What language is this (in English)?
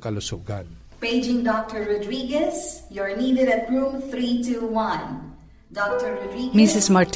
Filipino